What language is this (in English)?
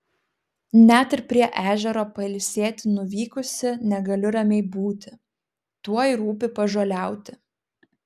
Lithuanian